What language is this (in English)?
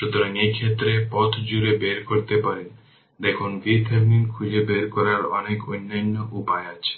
Bangla